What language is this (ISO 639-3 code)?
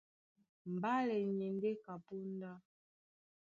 dua